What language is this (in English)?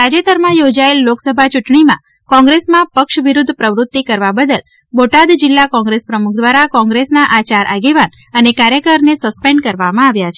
Gujarati